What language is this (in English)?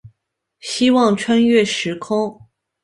Chinese